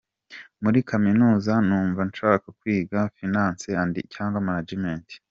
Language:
Kinyarwanda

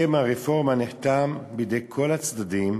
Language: Hebrew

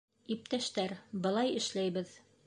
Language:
Bashkir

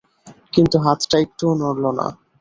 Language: Bangla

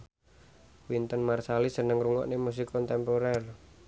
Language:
Javanese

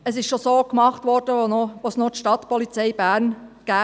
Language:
Swiss German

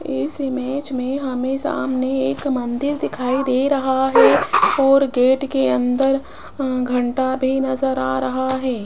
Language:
Hindi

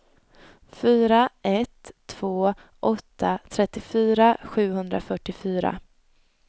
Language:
Swedish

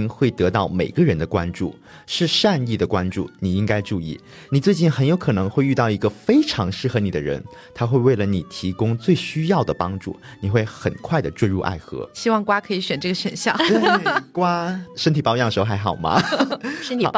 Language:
Chinese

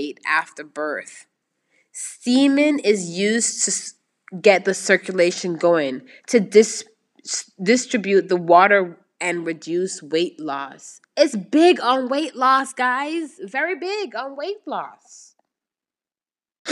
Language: English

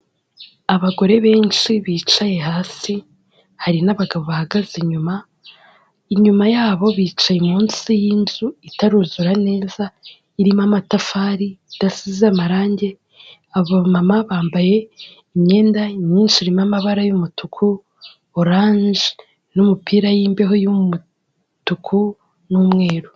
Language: Kinyarwanda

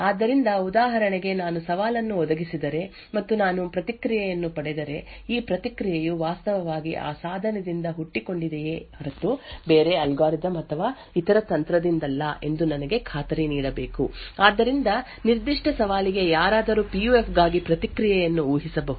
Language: Kannada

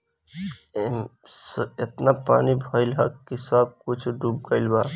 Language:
Bhojpuri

